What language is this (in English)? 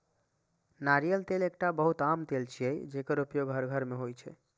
Maithili